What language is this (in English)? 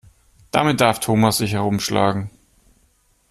German